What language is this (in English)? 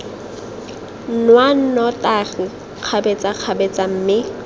Tswana